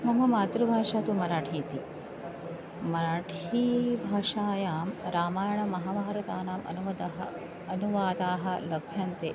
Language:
Sanskrit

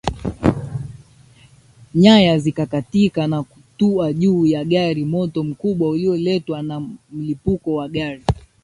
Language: Swahili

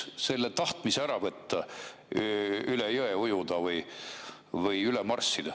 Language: Estonian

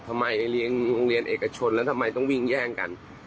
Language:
Thai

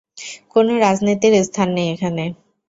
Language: Bangla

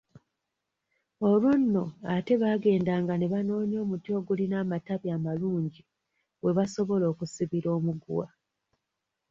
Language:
Ganda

